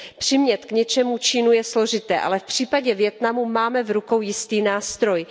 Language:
Czech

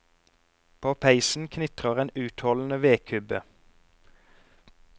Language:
Norwegian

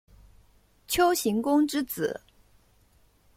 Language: Chinese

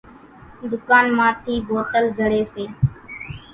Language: Kachi Koli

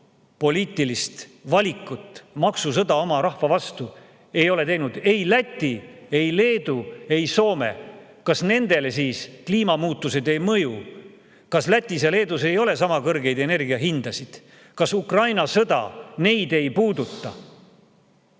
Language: Estonian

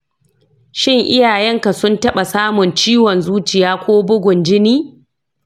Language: Hausa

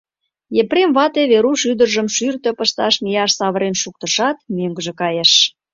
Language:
Mari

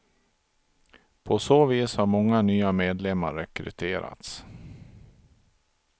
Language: Swedish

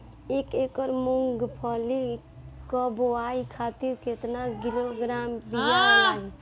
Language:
Bhojpuri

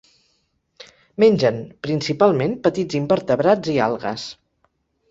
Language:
Catalan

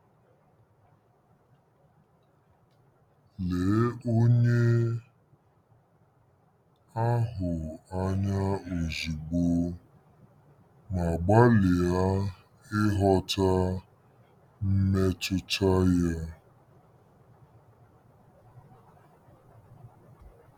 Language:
Igbo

